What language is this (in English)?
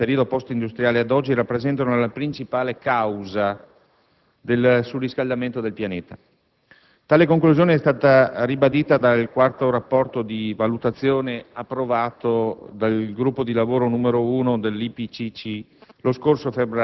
Italian